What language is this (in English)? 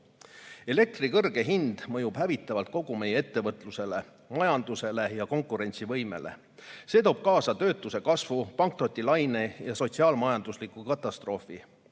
Estonian